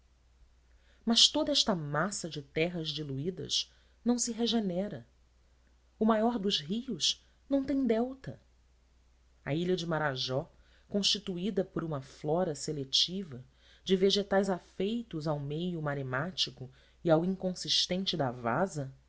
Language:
Portuguese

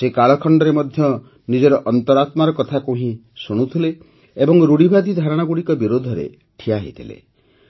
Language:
Odia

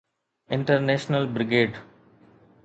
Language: Sindhi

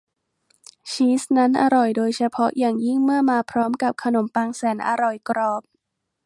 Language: Thai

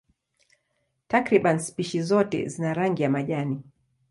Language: Swahili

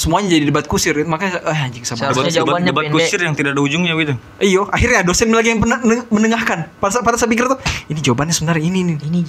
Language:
Indonesian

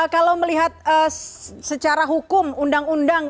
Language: Indonesian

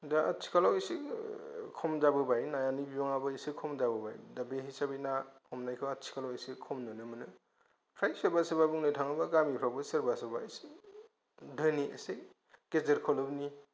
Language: Bodo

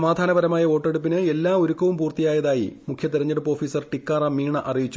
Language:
Malayalam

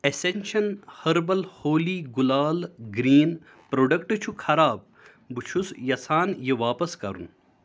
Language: Kashmiri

